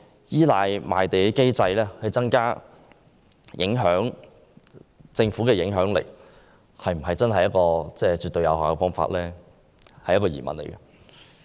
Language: Cantonese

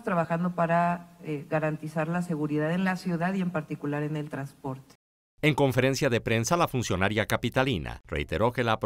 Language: Spanish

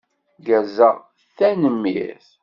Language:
Kabyle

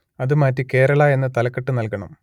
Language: Malayalam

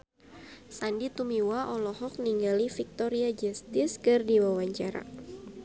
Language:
Sundanese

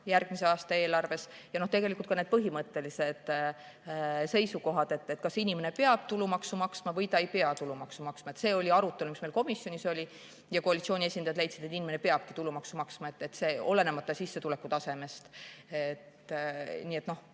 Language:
Estonian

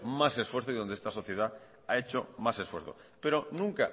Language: Spanish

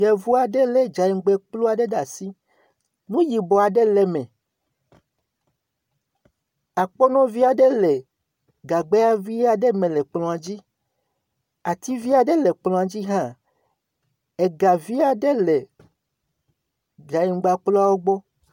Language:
Ewe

